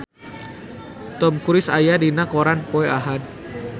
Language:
Sundanese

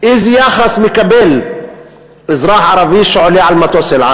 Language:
Hebrew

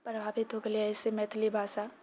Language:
Maithili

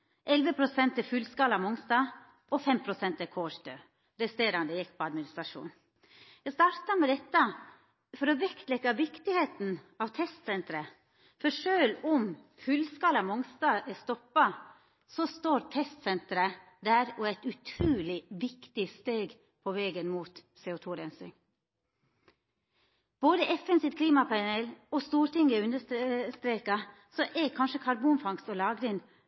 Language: Norwegian Nynorsk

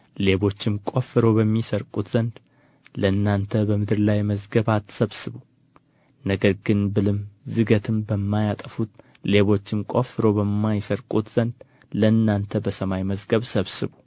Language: Amharic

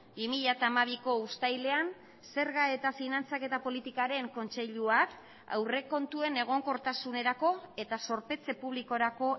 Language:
Basque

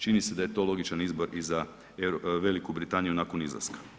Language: Croatian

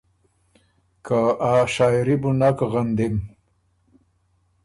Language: Ormuri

